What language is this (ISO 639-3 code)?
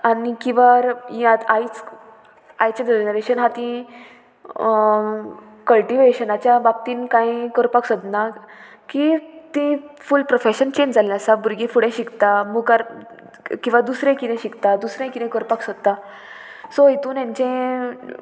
kok